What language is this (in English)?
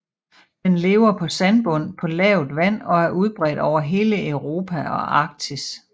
Danish